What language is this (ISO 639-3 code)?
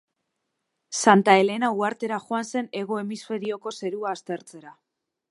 eus